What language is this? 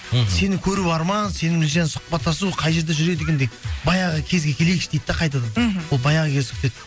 Kazakh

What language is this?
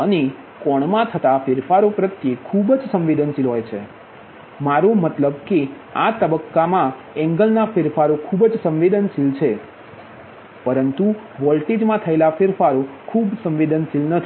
Gujarati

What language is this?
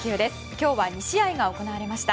Japanese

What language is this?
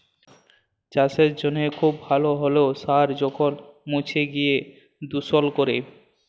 Bangla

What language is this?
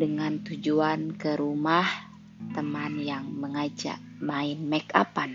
Indonesian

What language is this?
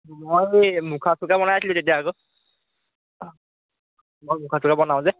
Assamese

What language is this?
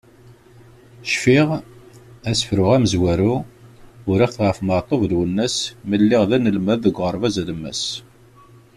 Kabyle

